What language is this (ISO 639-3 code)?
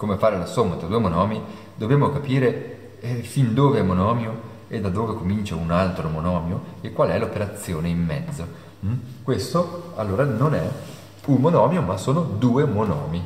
ita